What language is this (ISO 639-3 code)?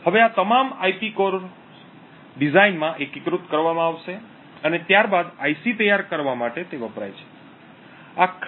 guj